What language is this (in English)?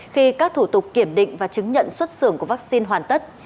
Vietnamese